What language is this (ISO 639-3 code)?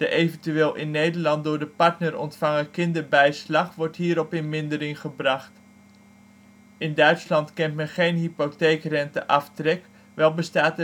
nld